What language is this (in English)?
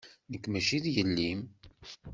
Kabyle